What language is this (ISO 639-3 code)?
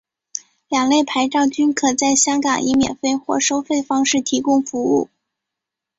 zho